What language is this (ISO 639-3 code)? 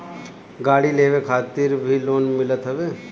bho